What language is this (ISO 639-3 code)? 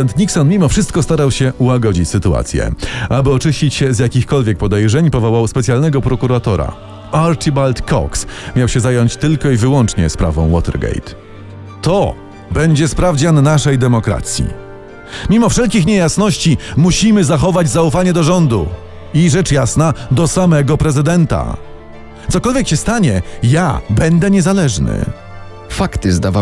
pol